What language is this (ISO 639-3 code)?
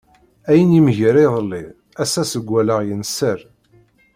kab